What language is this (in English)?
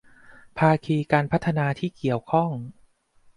Thai